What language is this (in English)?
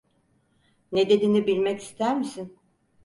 Turkish